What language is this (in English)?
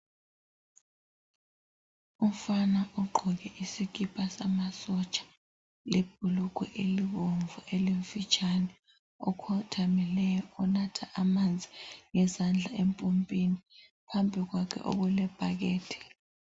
North Ndebele